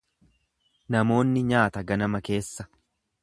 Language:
Oromo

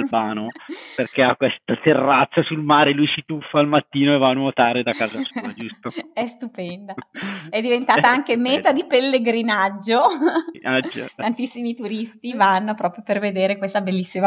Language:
Italian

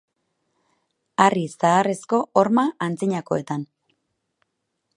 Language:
Basque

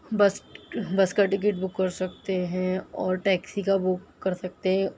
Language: Urdu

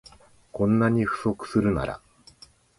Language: Japanese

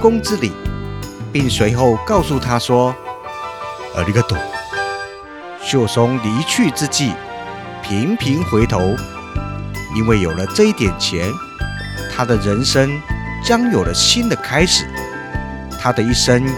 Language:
Chinese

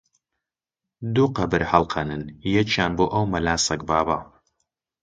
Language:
Central Kurdish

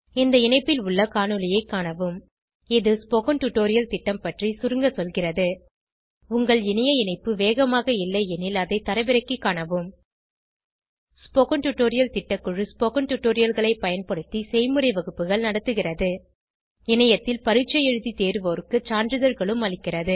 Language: Tamil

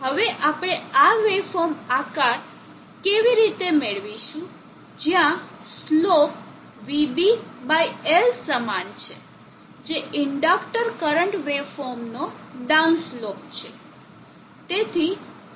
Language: Gujarati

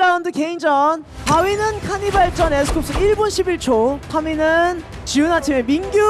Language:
Korean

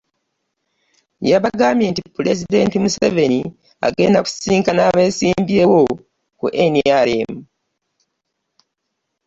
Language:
Ganda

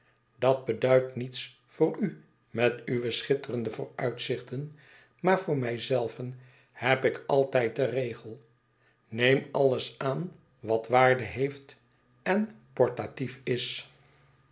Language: Dutch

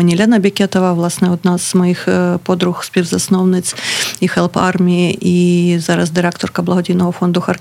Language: Ukrainian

